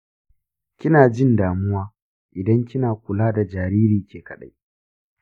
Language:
Hausa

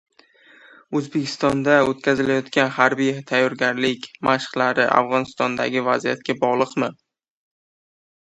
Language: Uzbek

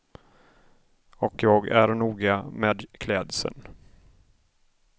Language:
Swedish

